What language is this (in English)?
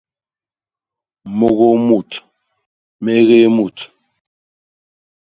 Basaa